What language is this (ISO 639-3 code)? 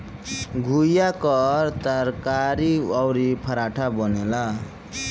bho